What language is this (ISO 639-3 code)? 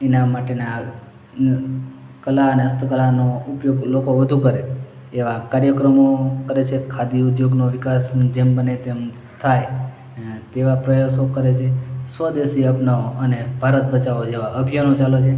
guj